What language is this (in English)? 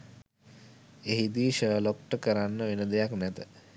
Sinhala